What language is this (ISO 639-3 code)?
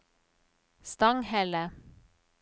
nor